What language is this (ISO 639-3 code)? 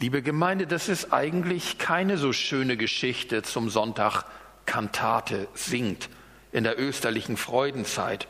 deu